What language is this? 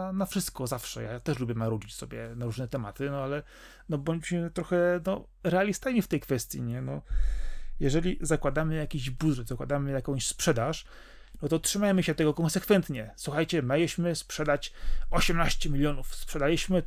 Polish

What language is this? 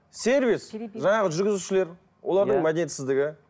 Kazakh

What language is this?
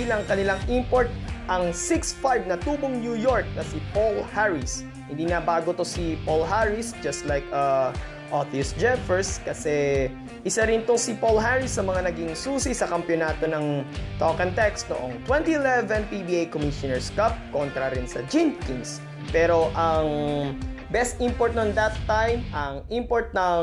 Filipino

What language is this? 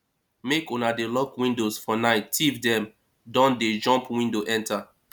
Nigerian Pidgin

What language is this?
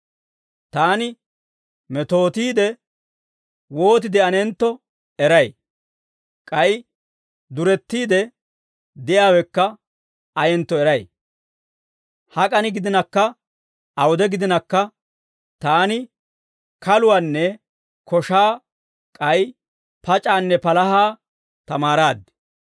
Dawro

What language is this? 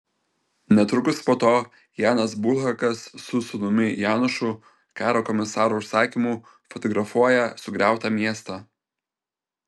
Lithuanian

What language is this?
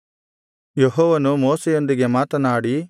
Kannada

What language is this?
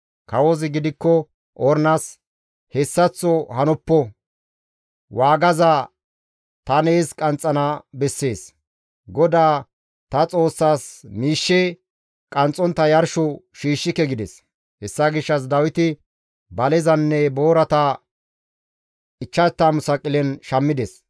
Gamo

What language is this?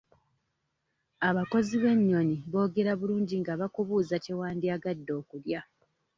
Ganda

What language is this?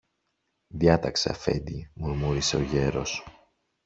Greek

